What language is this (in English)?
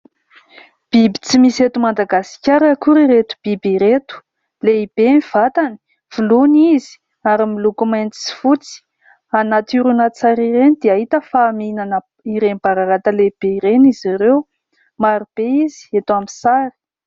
Malagasy